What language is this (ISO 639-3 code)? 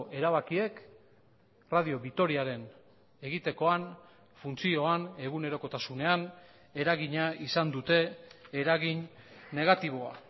eus